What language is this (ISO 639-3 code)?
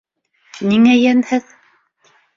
bak